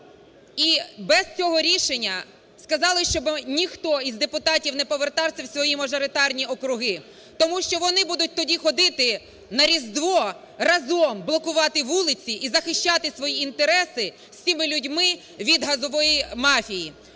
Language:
Ukrainian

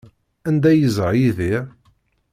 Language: Kabyle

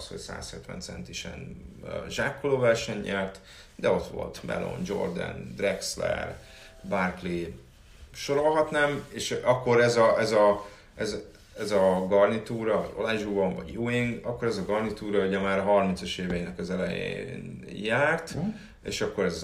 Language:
Hungarian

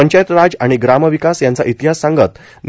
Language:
Marathi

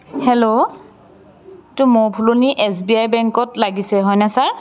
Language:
Assamese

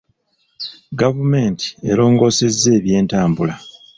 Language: Ganda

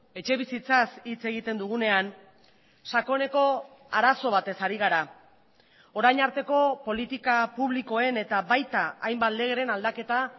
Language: Basque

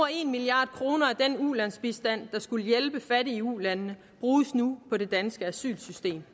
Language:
Danish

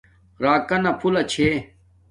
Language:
Domaaki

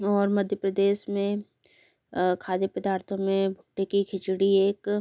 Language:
Hindi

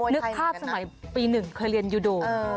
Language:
Thai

